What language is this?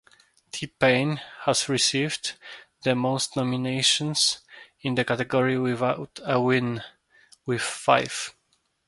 English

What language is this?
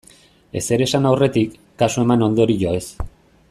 Basque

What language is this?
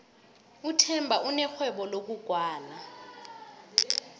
South Ndebele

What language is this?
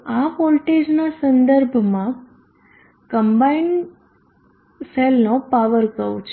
Gujarati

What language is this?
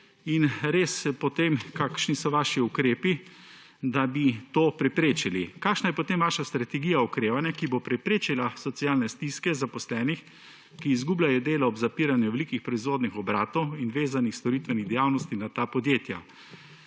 Slovenian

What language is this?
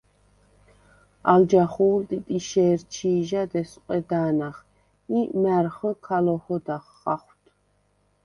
Svan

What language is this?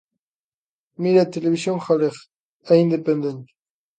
Galician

